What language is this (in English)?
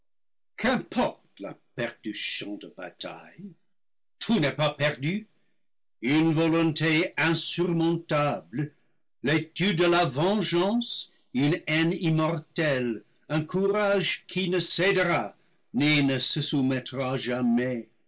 French